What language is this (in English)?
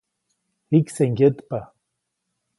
Copainalá Zoque